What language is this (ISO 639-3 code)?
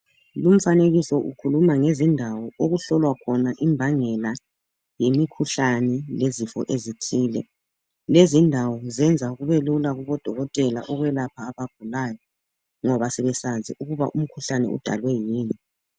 nde